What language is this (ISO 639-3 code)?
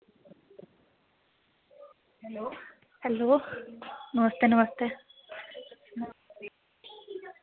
doi